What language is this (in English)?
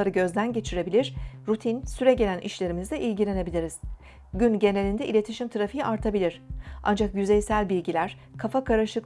Turkish